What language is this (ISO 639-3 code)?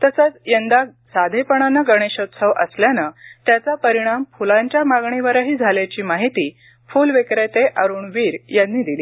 mar